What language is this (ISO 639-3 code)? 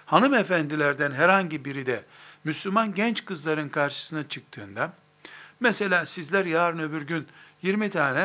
tur